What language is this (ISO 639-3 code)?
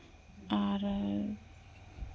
sat